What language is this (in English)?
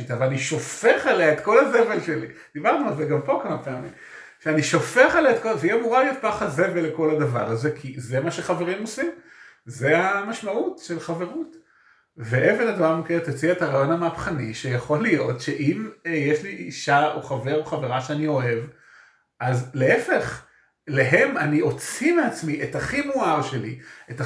Hebrew